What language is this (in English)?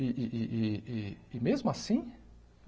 Portuguese